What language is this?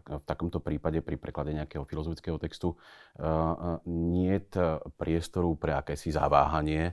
Slovak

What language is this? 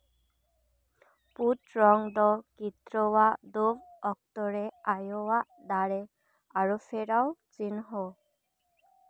Santali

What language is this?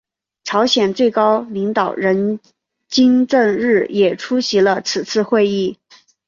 Chinese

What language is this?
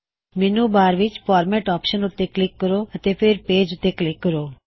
Punjabi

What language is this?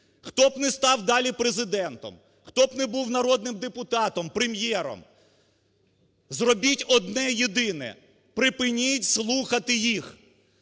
Ukrainian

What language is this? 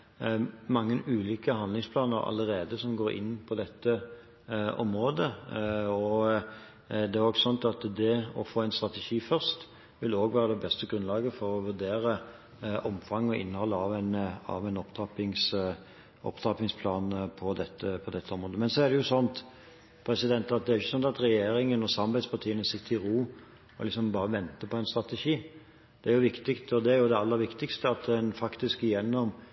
Norwegian Bokmål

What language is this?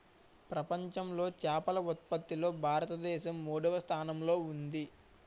Telugu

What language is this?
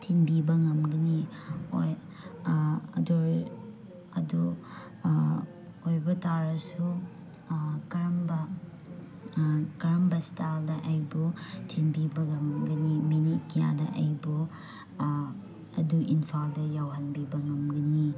Manipuri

